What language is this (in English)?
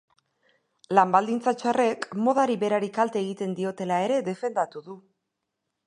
Basque